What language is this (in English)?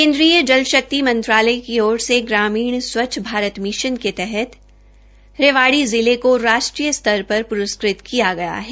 Hindi